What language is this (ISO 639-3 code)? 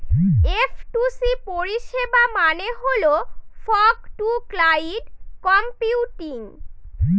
ben